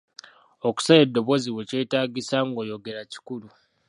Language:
Ganda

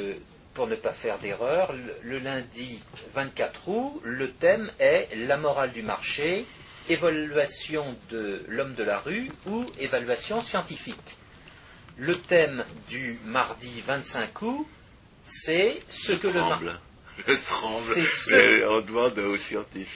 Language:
French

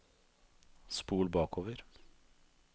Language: Norwegian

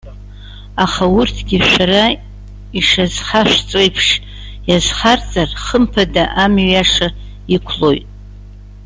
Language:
Abkhazian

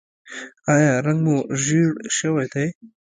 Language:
Pashto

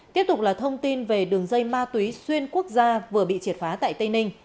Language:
Vietnamese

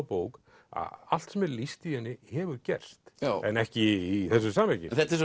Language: Icelandic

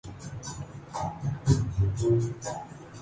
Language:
Urdu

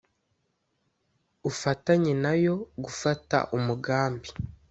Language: Kinyarwanda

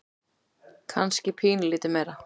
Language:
Icelandic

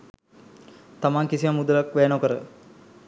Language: Sinhala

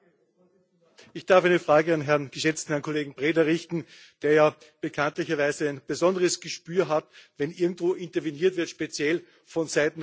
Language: German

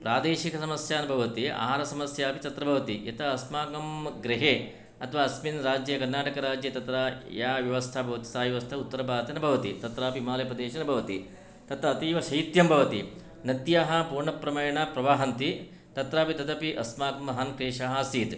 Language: Sanskrit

